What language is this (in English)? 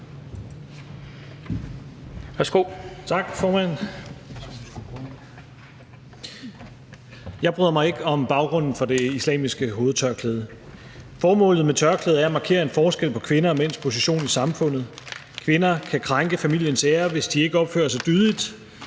Danish